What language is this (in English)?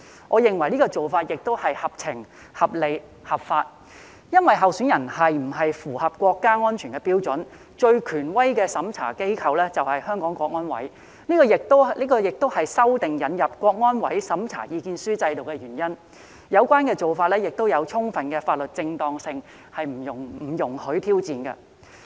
Cantonese